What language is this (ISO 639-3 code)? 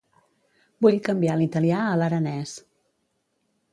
cat